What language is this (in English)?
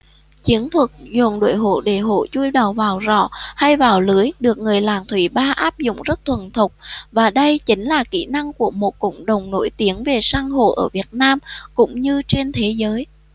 Vietnamese